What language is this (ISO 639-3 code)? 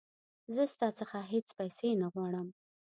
pus